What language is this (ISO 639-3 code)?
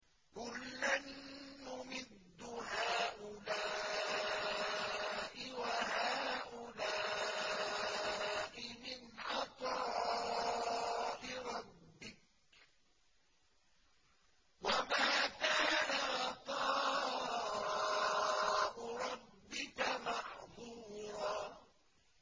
ara